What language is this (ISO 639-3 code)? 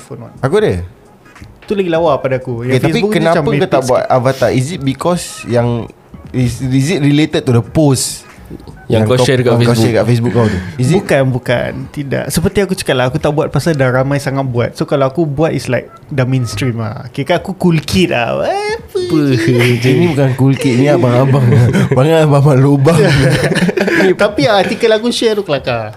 msa